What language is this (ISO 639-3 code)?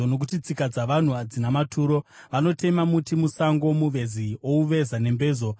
sna